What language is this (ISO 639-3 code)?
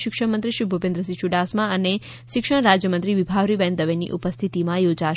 guj